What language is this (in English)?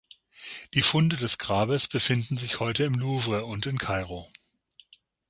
German